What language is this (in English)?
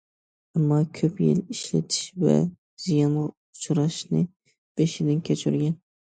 Uyghur